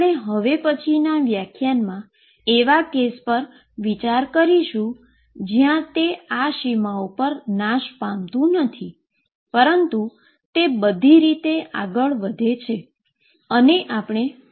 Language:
Gujarati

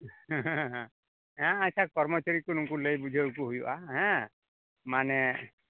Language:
Santali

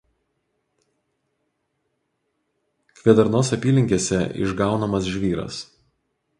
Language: Lithuanian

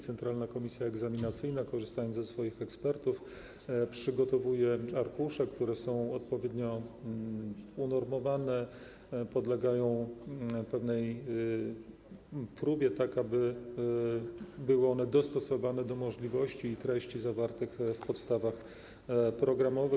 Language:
Polish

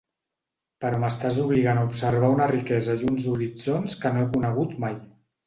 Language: Catalan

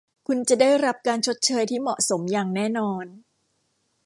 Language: Thai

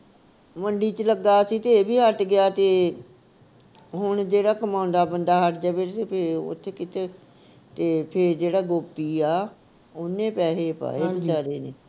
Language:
Punjabi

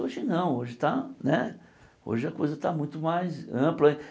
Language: Portuguese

